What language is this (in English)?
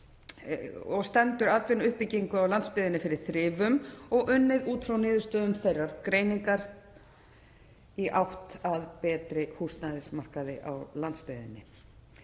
Icelandic